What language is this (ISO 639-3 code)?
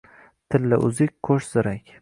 uzb